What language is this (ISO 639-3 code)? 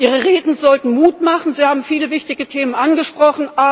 deu